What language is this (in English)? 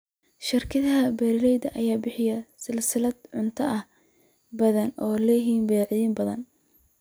Somali